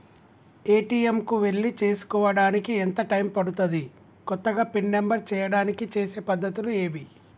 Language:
Telugu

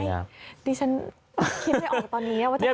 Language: Thai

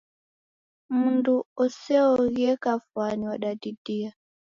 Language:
Taita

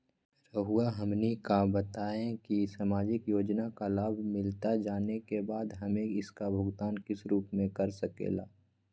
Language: Magahi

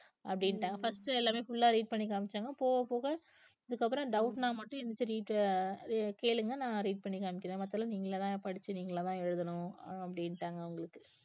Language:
Tamil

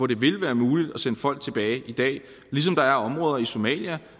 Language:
Danish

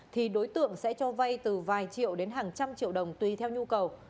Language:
Vietnamese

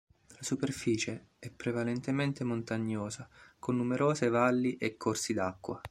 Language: Italian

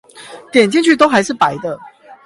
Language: Chinese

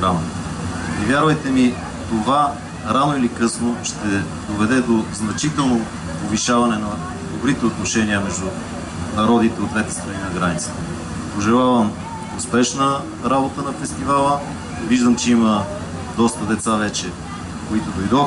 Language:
Bulgarian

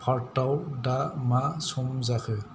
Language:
Bodo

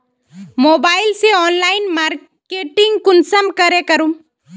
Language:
Magahi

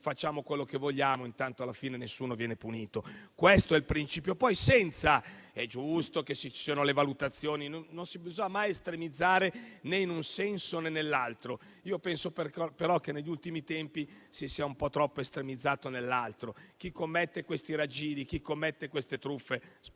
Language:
Italian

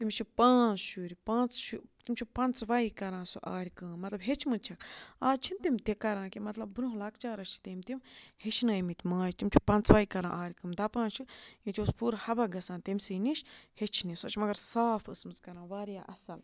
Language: Kashmiri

